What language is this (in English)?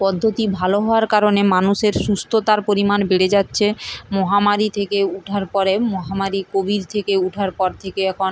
Bangla